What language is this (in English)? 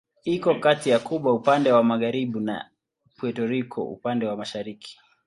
Swahili